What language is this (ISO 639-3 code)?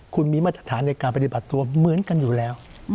tha